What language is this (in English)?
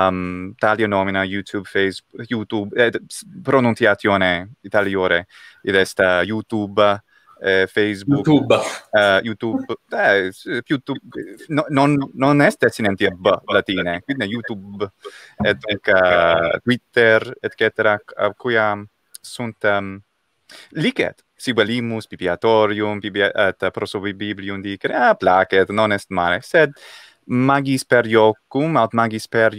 Italian